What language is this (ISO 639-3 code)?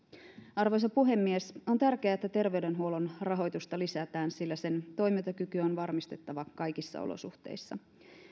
fin